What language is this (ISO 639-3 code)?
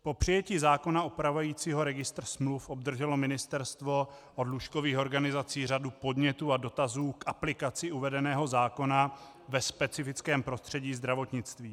ces